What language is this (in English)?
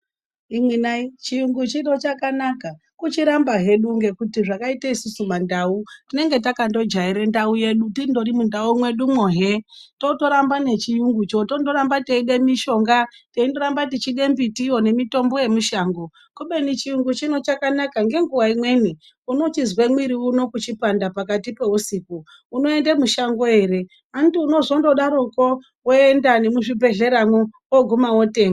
Ndau